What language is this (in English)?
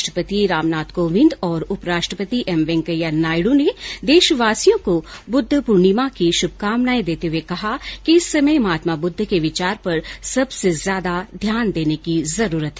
Hindi